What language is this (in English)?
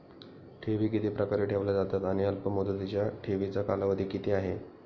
Marathi